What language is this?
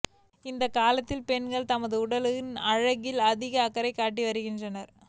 Tamil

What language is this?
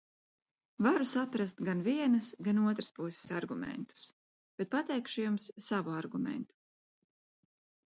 Latvian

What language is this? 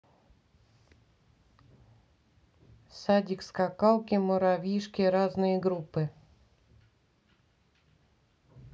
Russian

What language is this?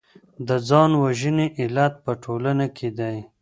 Pashto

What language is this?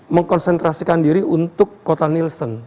Indonesian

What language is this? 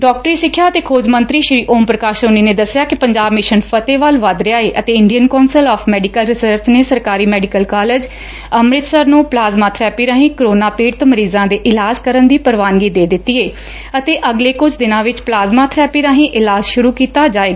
Punjabi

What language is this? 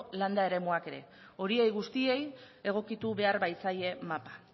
Basque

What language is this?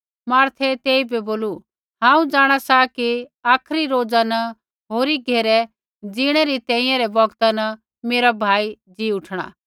Kullu Pahari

